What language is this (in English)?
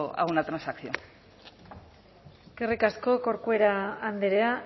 Basque